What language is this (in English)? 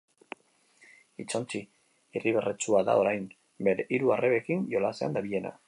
Basque